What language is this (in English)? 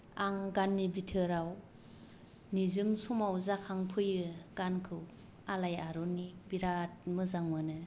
Bodo